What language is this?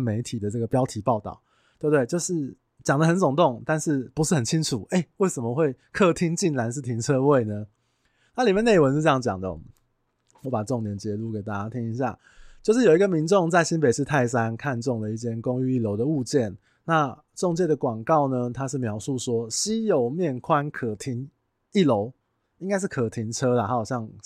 Chinese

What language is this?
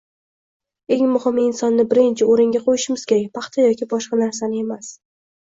Uzbek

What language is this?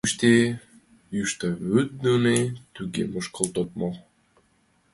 Mari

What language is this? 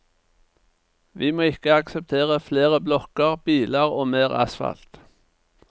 Norwegian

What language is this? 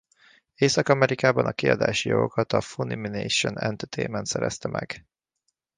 Hungarian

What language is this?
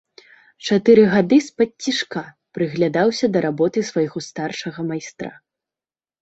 Belarusian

